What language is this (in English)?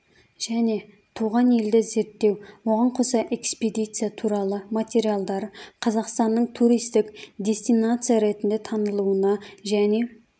Kazakh